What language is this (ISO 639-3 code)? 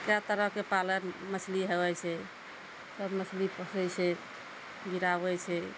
mai